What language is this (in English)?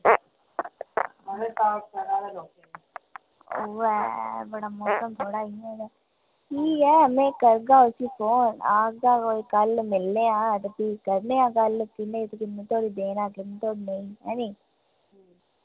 Dogri